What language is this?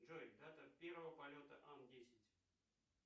Russian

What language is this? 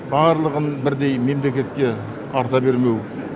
Kazakh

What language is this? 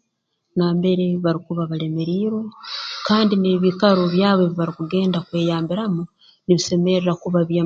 Tooro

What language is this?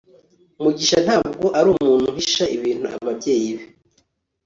Kinyarwanda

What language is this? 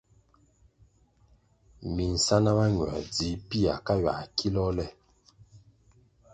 Kwasio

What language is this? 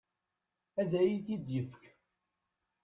Kabyle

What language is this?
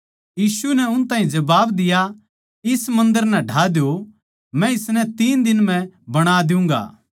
Haryanvi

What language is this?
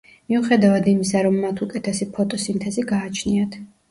Georgian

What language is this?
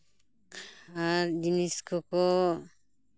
Santali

